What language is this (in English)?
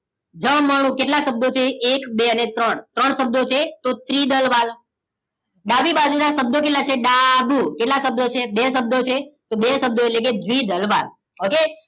Gujarati